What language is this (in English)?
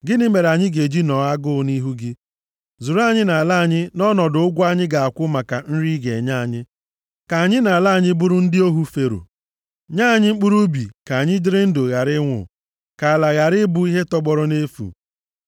Igbo